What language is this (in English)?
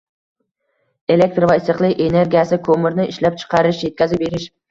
Uzbek